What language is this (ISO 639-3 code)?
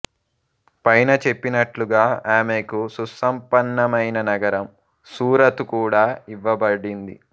tel